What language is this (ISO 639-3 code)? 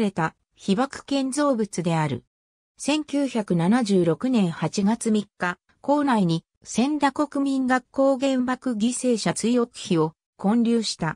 jpn